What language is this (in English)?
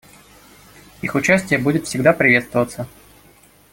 Russian